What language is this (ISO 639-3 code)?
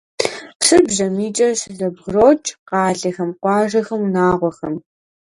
kbd